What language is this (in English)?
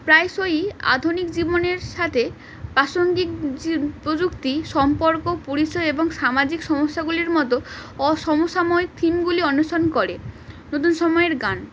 Bangla